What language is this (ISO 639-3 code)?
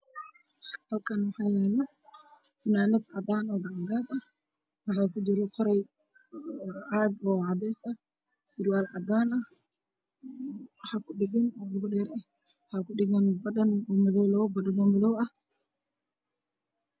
som